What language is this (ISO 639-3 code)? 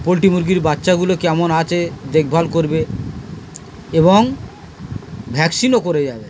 ben